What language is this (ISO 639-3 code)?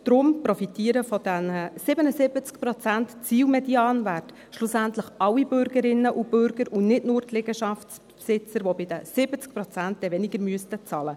gsw